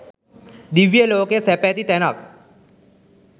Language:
Sinhala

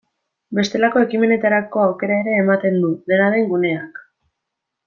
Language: Basque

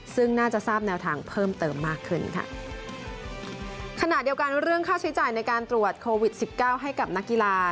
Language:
Thai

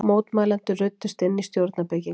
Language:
Icelandic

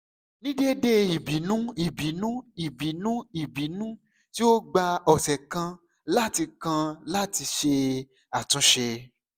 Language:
Yoruba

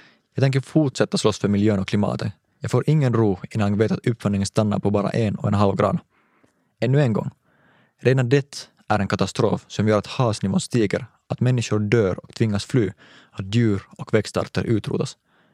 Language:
Swedish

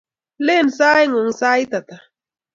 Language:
Kalenjin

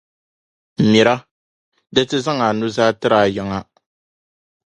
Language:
Dagbani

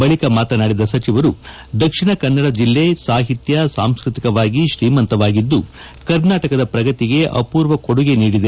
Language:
Kannada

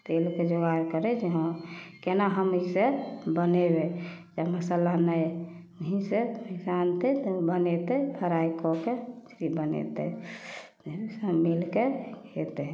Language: Maithili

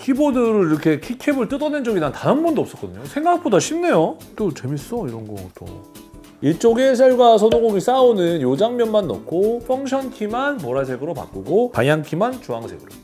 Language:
Korean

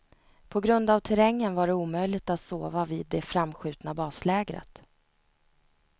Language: Swedish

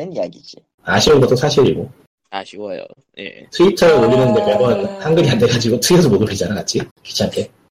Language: Korean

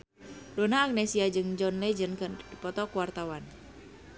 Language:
Sundanese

